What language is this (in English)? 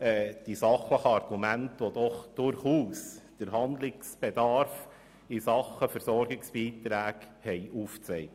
Swiss German